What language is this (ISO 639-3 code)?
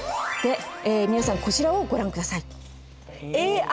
jpn